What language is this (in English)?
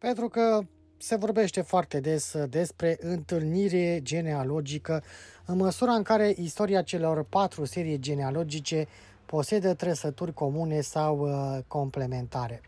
Romanian